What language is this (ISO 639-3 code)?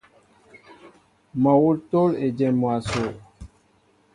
mbo